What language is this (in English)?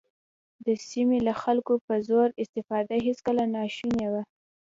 Pashto